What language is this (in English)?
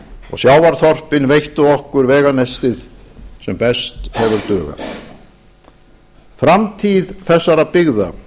Icelandic